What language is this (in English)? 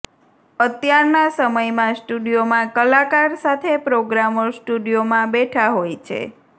Gujarati